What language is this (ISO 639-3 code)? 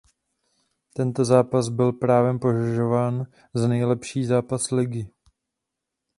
ces